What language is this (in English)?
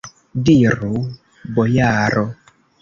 Esperanto